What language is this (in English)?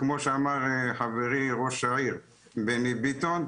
Hebrew